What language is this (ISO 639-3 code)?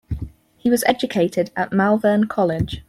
eng